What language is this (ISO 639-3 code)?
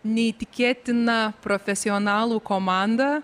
lit